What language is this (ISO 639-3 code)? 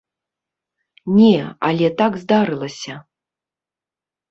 bel